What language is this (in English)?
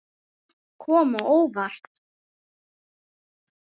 Icelandic